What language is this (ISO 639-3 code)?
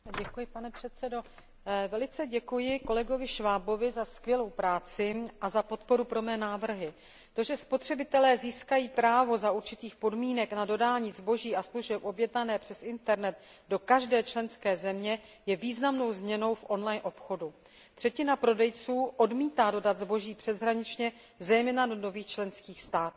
ces